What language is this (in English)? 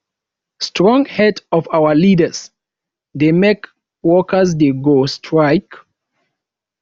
Nigerian Pidgin